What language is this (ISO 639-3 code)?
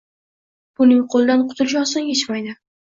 uzb